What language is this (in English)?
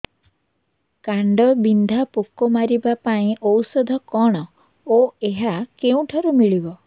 Odia